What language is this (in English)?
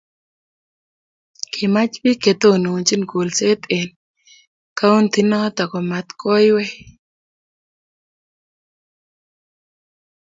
Kalenjin